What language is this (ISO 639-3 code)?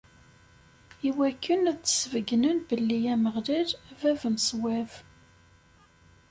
kab